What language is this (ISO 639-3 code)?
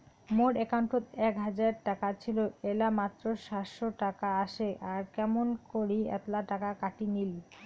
ben